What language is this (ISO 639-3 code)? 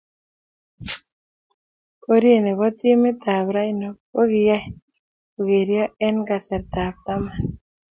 kln